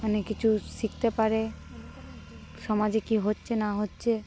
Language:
Bangla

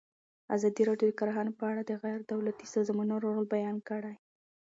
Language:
Pashto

